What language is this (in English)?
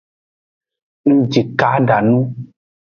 Aja (Benin)